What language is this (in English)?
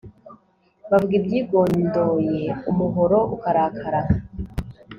Kinyarwanda